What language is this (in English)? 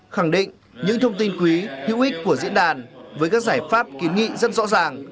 Vietnamese